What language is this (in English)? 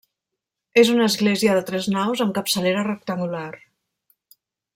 Catalan